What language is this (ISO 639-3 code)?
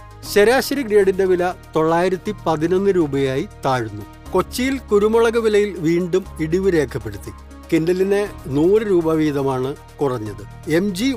mal